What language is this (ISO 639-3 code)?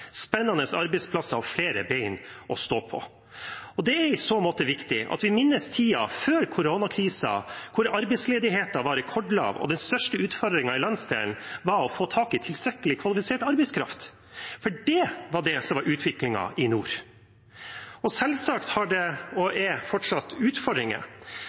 nob